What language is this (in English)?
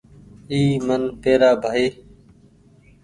Goaria